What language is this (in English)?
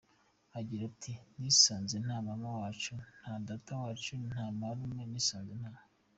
Kinyarwanda